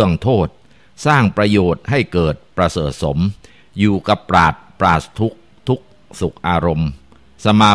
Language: Thai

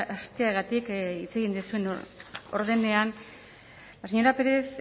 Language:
Basque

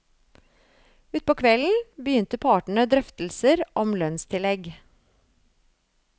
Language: Norwegian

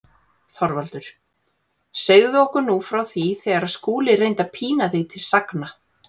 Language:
Icelandic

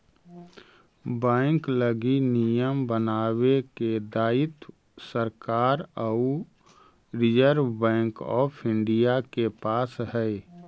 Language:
Magahi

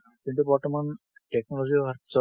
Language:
Assamese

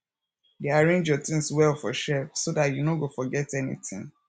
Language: Nigerian Pidgin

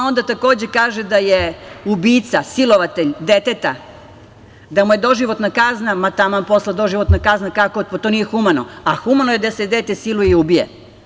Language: Serbian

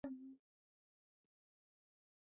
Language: Swahili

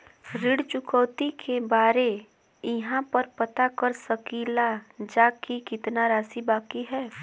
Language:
Bhojpuri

